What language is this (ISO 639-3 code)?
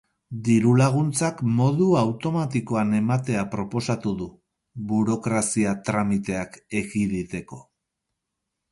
eus